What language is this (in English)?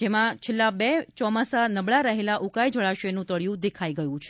Gujarati